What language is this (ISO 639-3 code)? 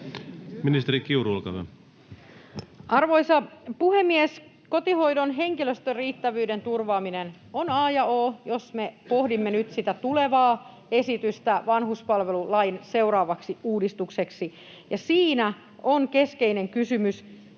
fin